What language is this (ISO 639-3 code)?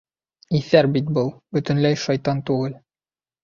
bak